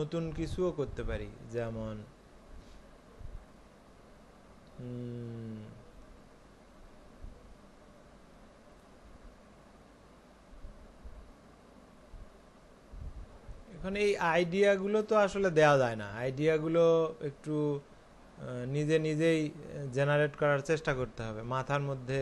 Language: Hindi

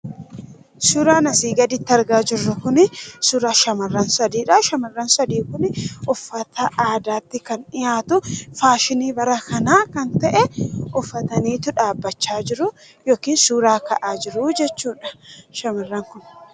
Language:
Oromo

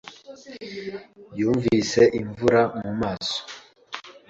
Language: Kinyarwanda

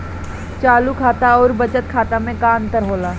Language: Bhojpuri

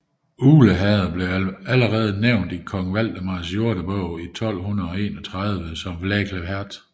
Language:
Danish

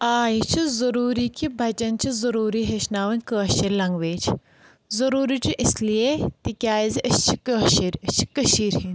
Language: Kashmiri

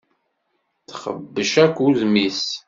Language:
Kabyle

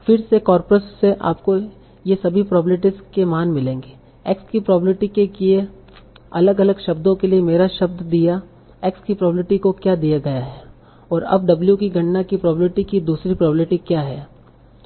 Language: Hindi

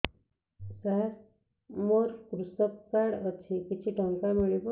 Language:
Odia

